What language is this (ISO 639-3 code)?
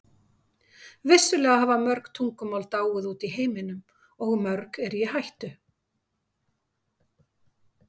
isl